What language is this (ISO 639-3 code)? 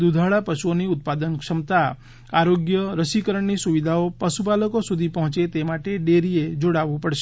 guj